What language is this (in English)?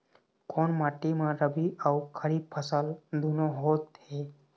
Chhattisgarhi